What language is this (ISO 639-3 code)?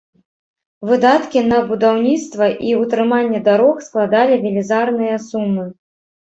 bel